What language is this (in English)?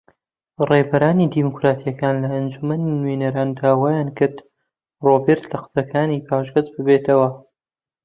Central Kurdish